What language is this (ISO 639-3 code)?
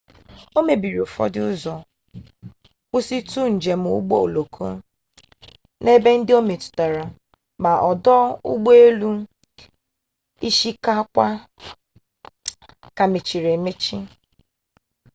ibo